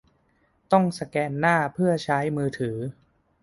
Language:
Thai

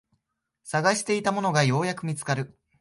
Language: Japanese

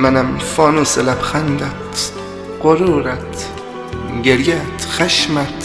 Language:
Persian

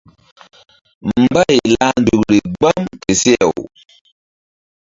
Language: Mbum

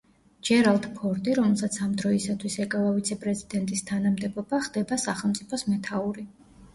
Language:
Georgian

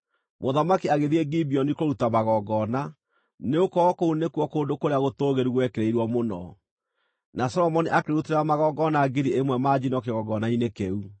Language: Kikuyu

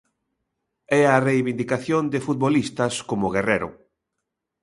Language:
Galician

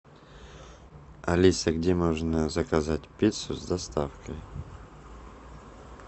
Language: Russian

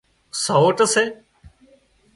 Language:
Wadiyara Koli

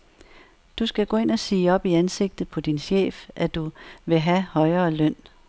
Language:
Danish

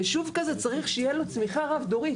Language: Hebrew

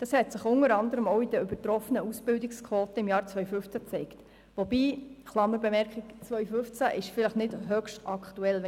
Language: Swiss German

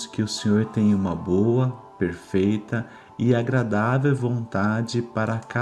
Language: Portuguese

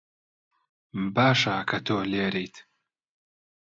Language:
Central Kurdish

